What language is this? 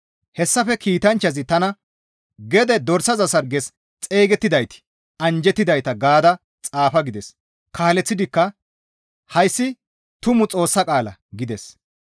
Gamo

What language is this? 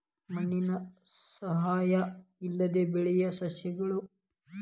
Kannada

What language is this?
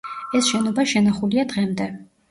Georgian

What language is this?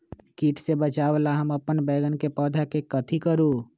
Magahi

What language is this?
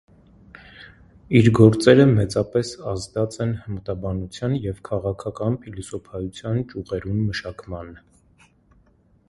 Armenian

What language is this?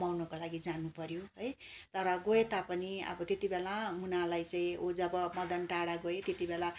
Nepali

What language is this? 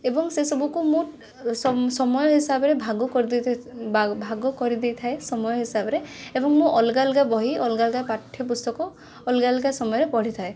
Odia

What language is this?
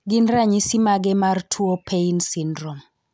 Luo (Kenya and Tanzania)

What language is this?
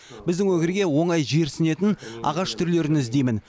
Kazakh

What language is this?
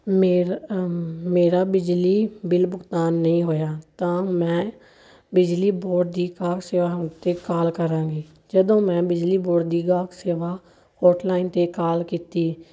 Punjabi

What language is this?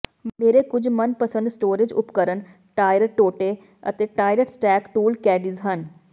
Punjabi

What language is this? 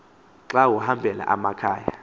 Xhosa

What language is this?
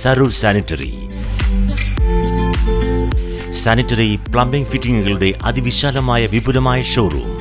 Malayalam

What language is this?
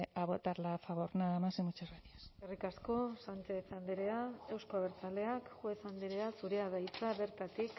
Basque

